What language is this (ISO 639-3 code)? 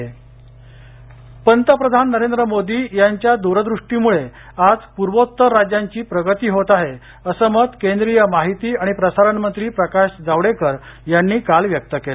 mar